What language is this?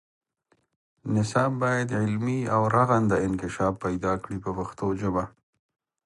Pashto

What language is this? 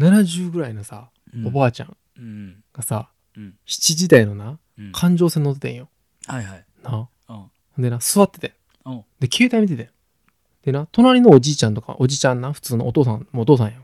Japanese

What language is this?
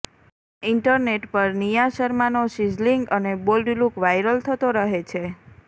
Gujarati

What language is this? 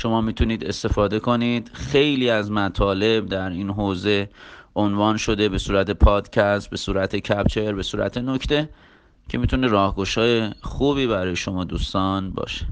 Persian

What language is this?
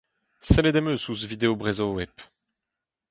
Breton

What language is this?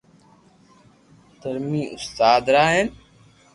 Loarki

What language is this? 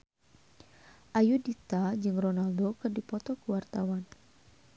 Sundanese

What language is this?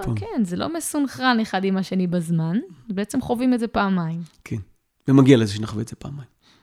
Hebrew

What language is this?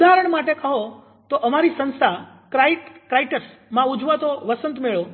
Gujarati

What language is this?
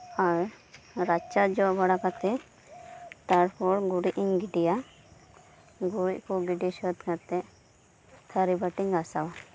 Santali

